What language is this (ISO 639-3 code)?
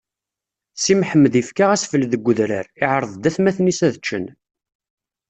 kab